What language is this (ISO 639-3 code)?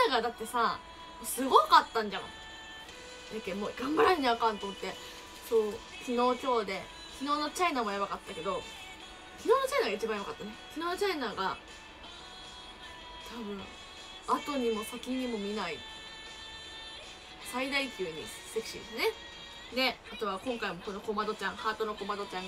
jpn